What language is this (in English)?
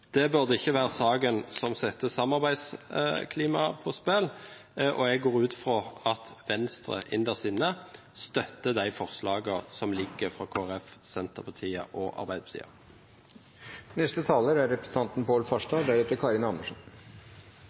Norwegian Bokmål